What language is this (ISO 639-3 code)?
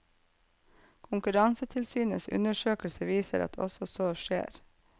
nor